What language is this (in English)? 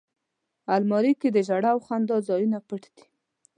Pashto